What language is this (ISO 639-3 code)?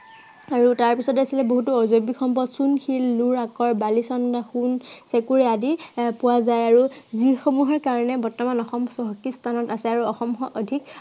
asm